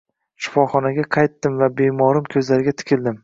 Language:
Uzbek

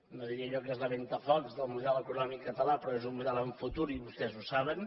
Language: Catalan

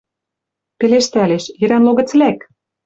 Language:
Western Mari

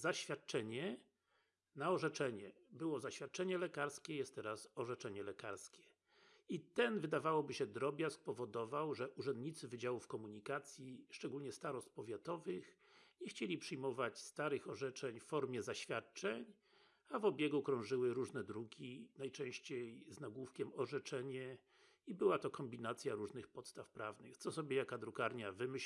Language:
Polish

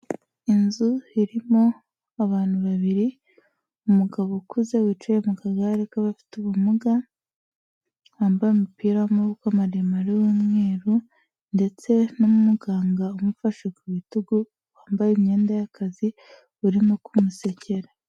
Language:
Kinyarwanda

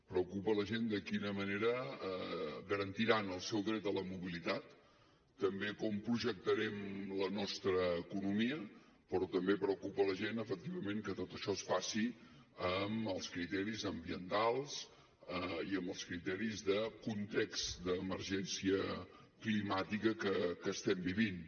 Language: Catalan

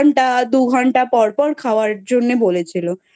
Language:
Bangla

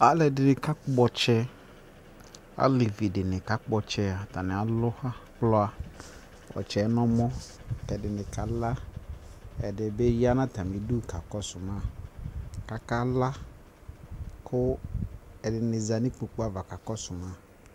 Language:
Ikposo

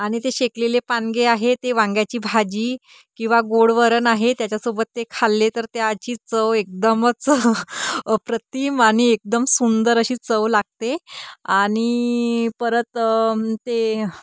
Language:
Marathi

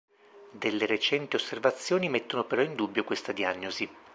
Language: Italian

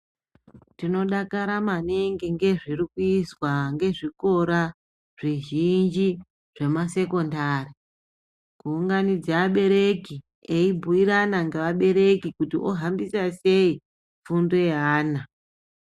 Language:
Ndau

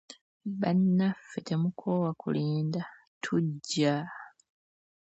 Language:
Ganda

